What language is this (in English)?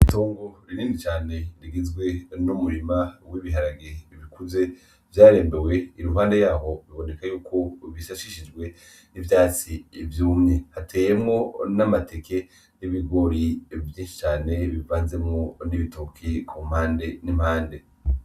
Rundi